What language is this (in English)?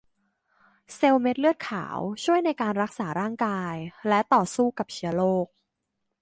Thai